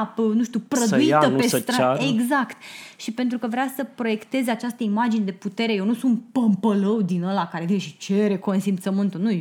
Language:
Romanian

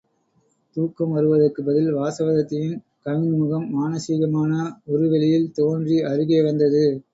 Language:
Tamil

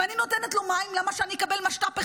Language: Hebrew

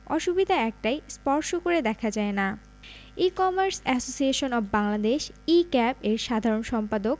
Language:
Bangla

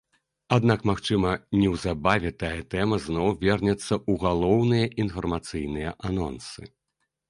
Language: Belarusian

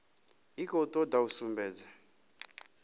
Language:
Venda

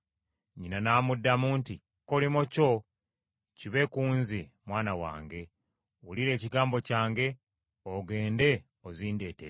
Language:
Ganda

